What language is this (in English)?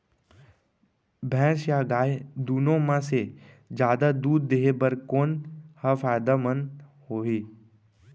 Chhattisgarhi